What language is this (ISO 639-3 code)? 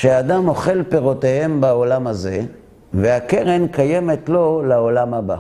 heb